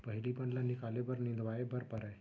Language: Chhattisgarhi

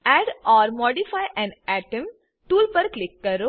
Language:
Gujarati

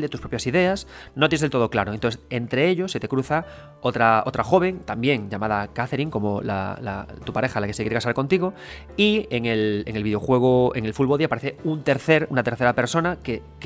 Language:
Spanish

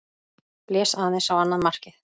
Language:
Icelandic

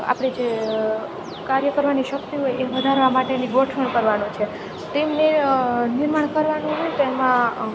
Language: Gujarati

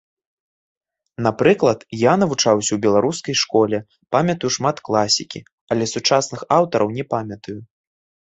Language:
Belarusian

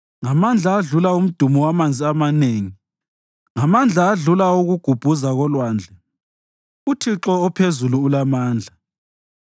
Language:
North Ndebele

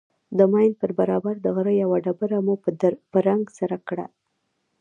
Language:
Pashto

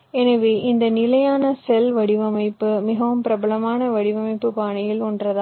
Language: Tamil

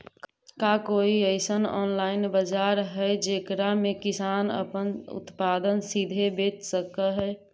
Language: Magahi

